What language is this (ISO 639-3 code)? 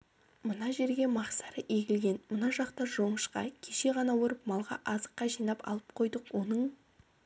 kaz